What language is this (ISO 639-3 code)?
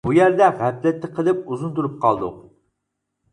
uig